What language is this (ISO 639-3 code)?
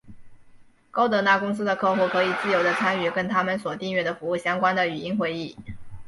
zho